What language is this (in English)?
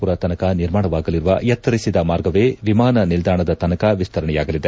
Kannada